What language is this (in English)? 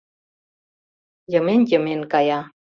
Mari